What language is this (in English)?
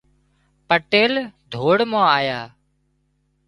Wadiyara Koli